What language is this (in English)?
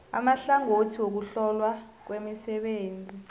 South Ndebele